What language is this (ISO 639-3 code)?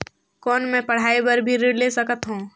hne